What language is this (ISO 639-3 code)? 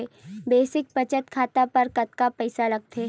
hne